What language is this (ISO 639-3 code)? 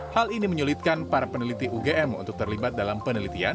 ind